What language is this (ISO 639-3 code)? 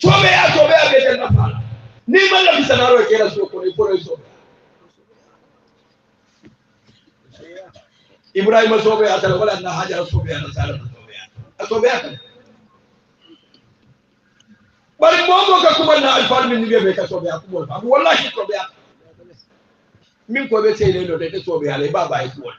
ara